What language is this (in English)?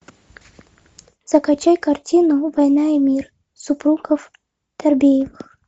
Russian